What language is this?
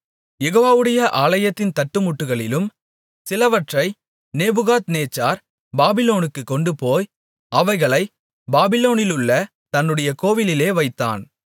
Tamil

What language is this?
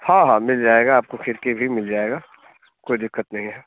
Hindi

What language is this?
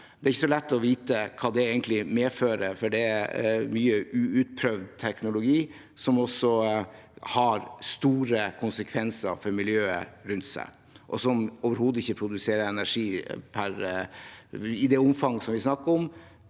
Norwegian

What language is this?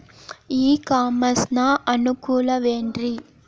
Kannada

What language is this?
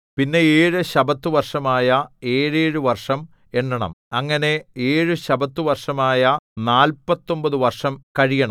Malayalam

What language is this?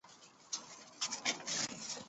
Chinese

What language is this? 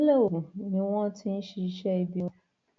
Yoruba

